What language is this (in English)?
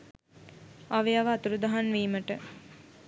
Sinhala